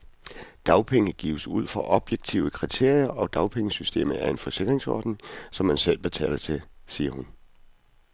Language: Danish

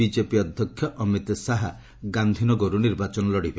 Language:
Odia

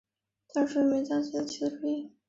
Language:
Chinese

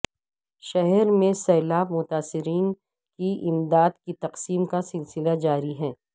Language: Urdu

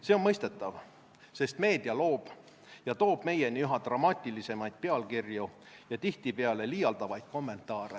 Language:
Estonian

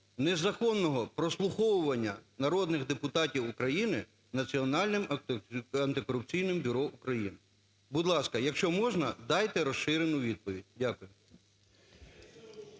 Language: Ukrainian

